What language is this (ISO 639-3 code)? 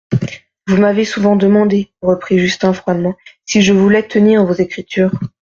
fra